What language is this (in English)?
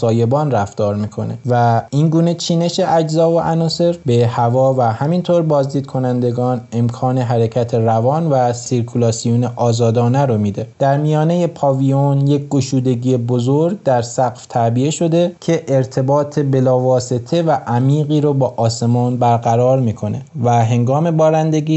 Persian